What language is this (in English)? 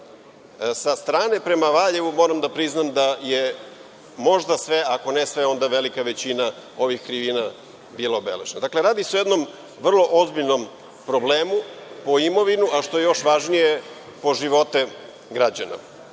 Serbian